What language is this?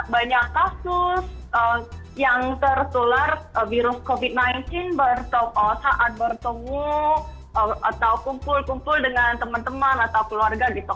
Indonesian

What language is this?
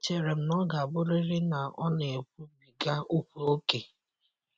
Igbo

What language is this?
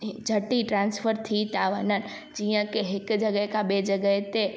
Sindhi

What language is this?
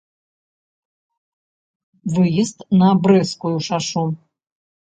Belarusian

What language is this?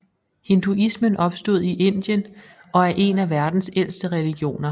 Danish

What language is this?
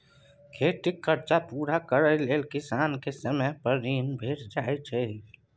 Maithili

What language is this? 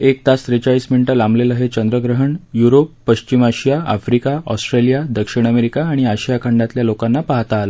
Marathi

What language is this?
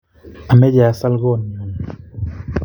Kalenjin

